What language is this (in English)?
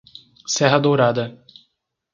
Portuguese